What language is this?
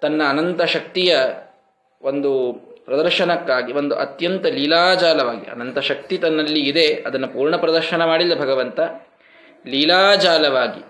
Kannada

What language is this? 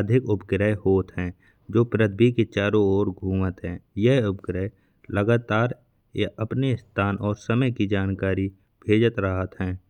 Bundeli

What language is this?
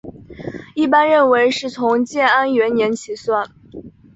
Chinese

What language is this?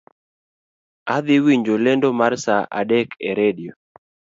Luo (Kenya and Tanzania)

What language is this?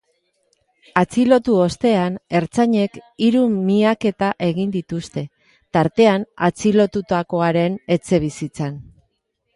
Basque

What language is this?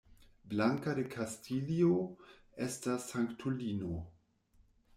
Esperanto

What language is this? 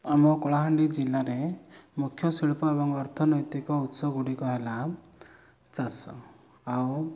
Odia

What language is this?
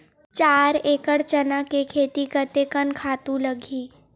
Chhattisgarhi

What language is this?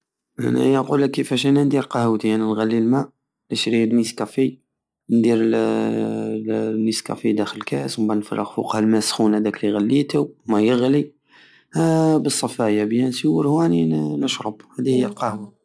Algerian Saharan Arabic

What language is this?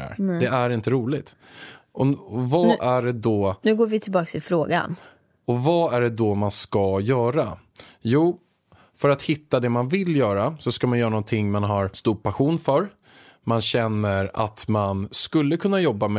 Swedish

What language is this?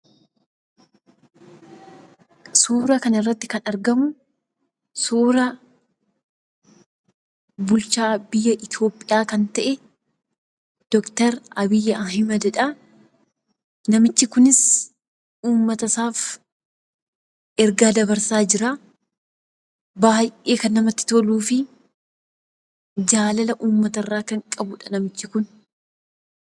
Oromo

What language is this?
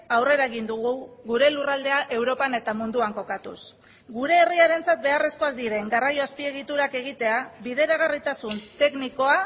Basque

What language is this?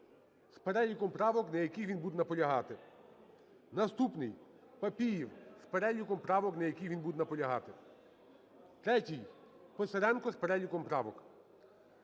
Ukrainian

